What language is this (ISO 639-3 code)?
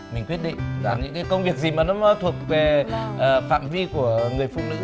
vie